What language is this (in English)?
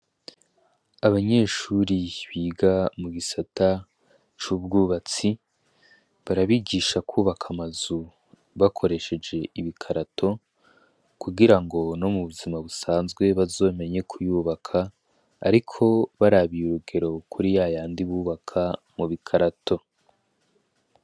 Rundi